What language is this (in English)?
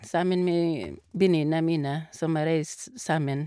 Norwegian